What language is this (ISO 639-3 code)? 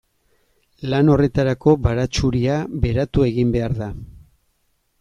eus